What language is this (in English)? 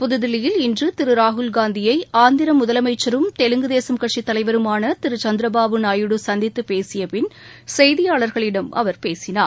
Tamil